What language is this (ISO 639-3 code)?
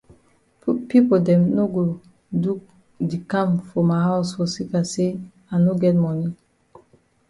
wes